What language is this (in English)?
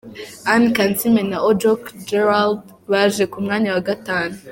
Kinyarwanda